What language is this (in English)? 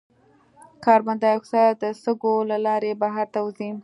Pashto